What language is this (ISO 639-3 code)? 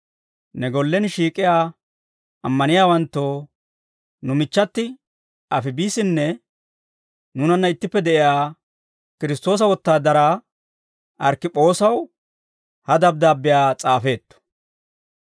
dwr